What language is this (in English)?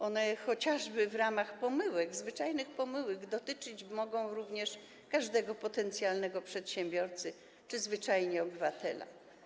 Polish